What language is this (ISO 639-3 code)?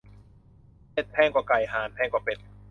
tha